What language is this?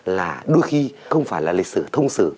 Vietnamese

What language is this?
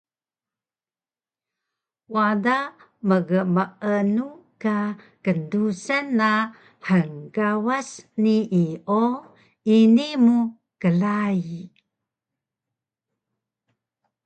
Taroko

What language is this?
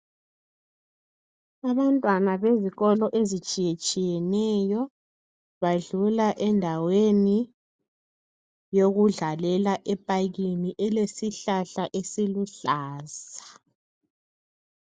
North Ndebele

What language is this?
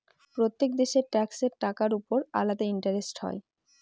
Bangla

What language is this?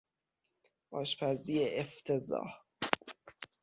Persian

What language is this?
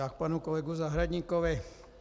Czech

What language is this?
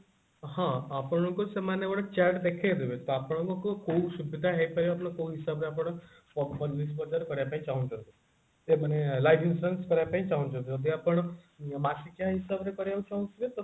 Odia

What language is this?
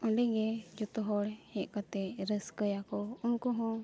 Santali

